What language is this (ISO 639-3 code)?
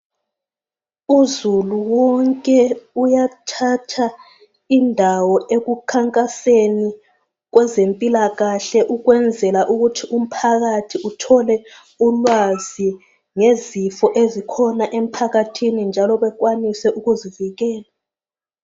nde